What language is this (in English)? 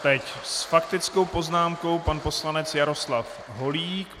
Czech